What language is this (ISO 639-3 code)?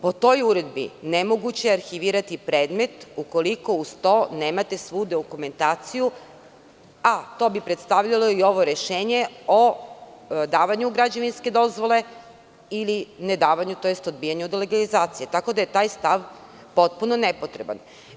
srp